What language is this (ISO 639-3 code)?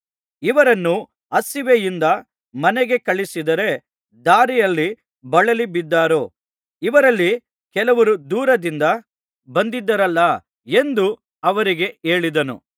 kan